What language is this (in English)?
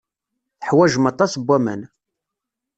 Kabyle